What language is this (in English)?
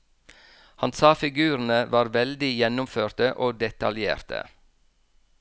Norwegian